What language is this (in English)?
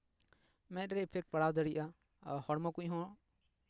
Santali